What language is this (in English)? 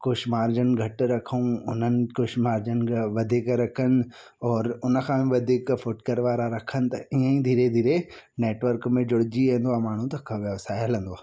Sindhi